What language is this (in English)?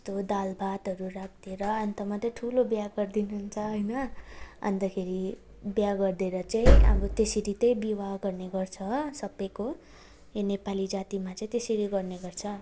Nepali